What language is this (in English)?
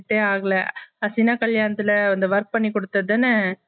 Tamil